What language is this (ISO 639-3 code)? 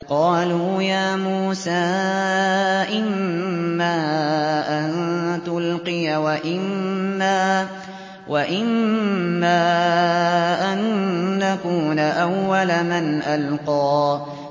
ara